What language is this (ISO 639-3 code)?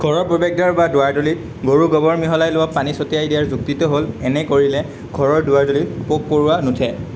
asm